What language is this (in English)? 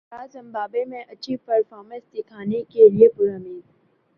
Urdu